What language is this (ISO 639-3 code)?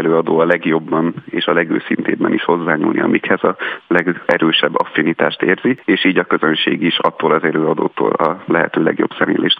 hun